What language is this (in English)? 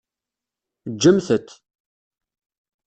Kabyle